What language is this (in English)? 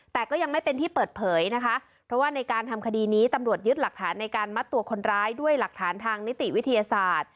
Thai